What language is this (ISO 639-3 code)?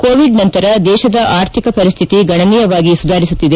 kan